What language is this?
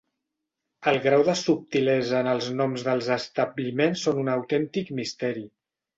Catalan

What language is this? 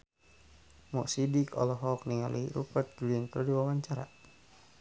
Sundanese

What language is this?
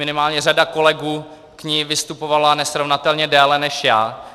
Czech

